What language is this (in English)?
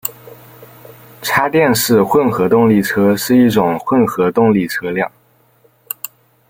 Chinese